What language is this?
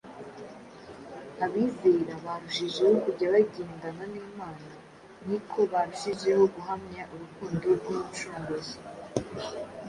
Kinyarwanda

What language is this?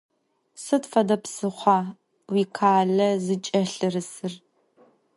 Adyghe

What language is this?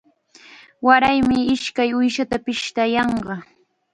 Chiquián Ancash Quechua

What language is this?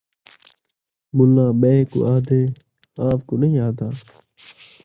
Saraiki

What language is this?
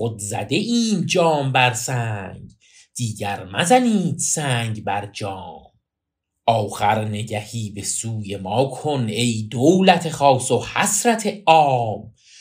Persian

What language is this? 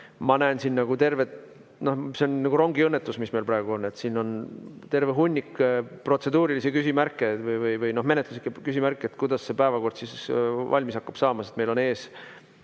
Estonian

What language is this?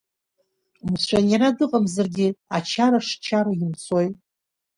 Abkhazian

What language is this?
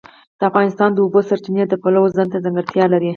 Pashto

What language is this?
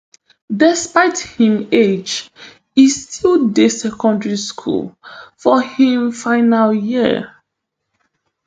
Nigerian Pidgin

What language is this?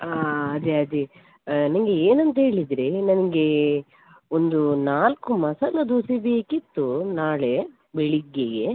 Kannada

